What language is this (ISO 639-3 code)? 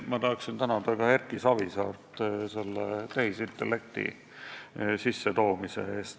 est